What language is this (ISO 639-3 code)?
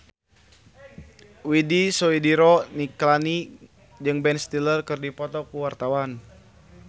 sun